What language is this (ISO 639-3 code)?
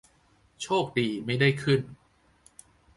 tha